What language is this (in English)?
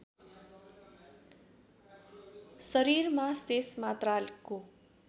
Nepali